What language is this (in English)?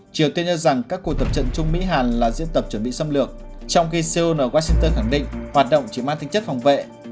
Vietnamese